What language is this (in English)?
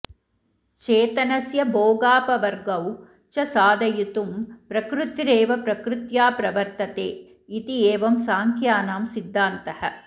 Sanskrit